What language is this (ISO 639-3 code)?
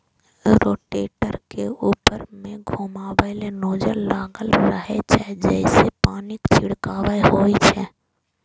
mai